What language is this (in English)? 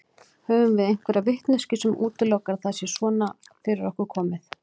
Icelandic